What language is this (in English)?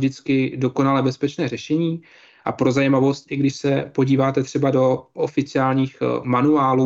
Czech